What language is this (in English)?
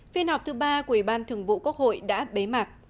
Vietnamese